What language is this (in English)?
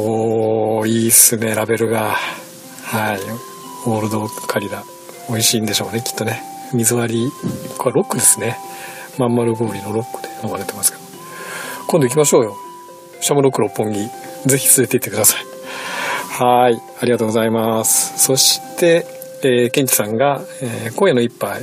Japanese